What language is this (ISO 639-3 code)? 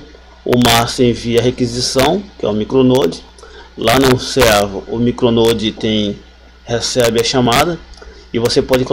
por